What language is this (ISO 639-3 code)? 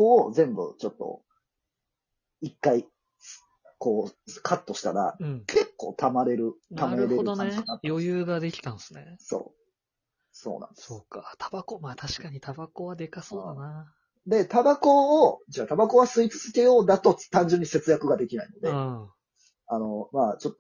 jpn